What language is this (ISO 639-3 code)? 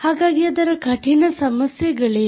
kan